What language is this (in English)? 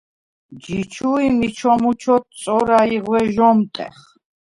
Svan